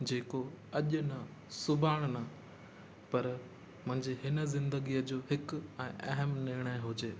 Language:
Sindhi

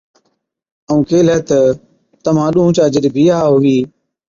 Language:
Od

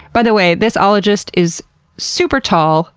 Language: English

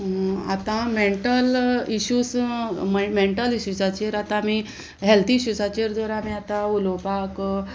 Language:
Konkani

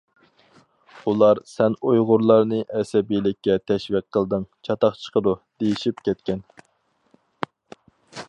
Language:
Uyghur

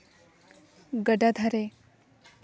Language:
Santali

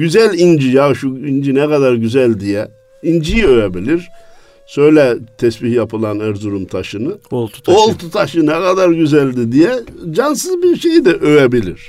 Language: Turkish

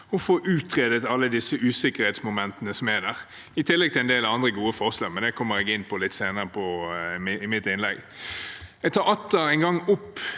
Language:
Norwegian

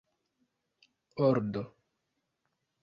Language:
Esperanto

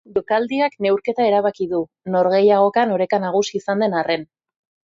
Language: Basque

